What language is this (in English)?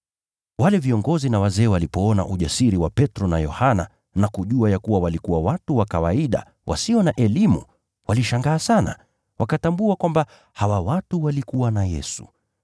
Swahili